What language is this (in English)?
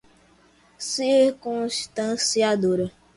Portuguese